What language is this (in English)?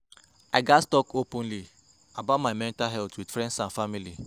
Nigerian Pidgin